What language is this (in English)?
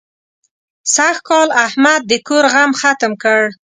Pashto